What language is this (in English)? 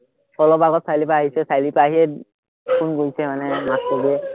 Assamese